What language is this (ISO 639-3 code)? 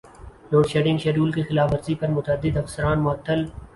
urd